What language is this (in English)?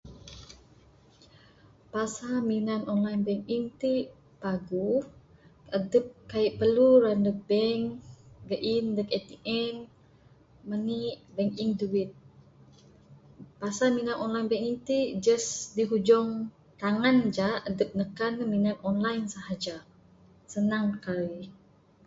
Bukar-Sadung Bidayuh